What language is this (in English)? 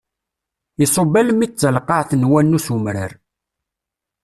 Kabyle